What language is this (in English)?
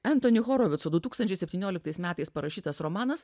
Lithuanian